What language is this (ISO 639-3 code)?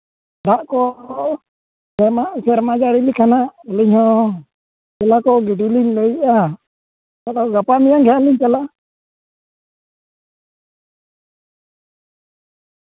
sat